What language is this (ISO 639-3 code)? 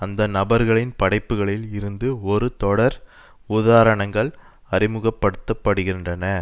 tam